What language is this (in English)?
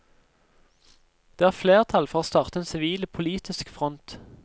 Norwegian